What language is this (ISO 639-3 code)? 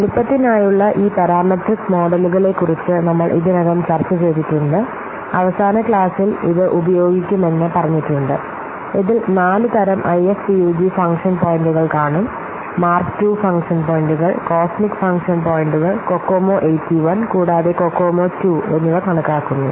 mal